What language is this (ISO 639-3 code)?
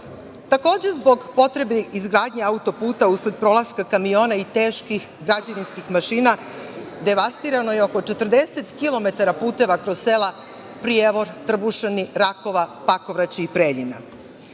srp